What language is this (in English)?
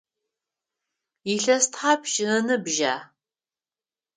Adyghe